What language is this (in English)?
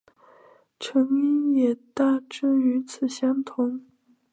Chinese